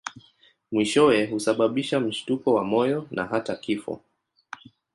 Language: Swahili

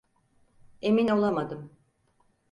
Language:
Turkish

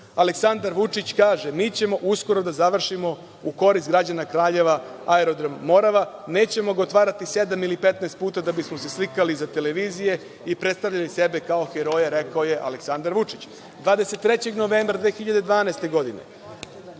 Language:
Serbian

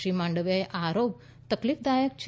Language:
Gujarati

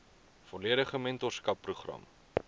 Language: Afrikaans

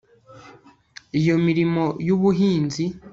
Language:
Kinyarwanda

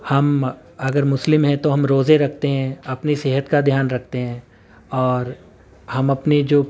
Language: Urdu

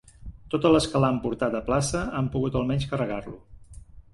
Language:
Catalan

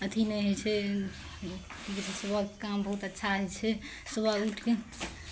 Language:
Maithili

